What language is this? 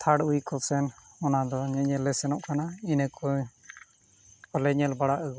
Santali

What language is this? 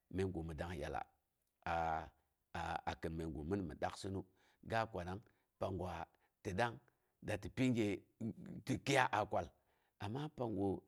Boghom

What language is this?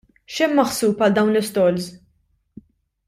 Maltese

